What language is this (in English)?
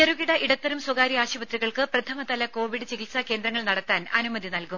Malayalam